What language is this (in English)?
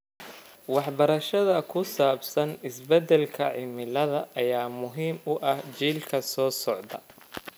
Somali